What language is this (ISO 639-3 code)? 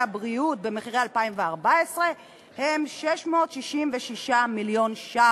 heb